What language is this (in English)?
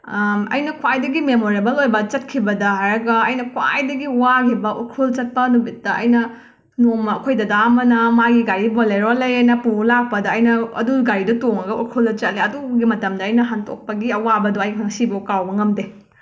Manipuri